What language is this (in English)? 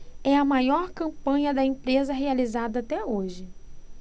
Portuguese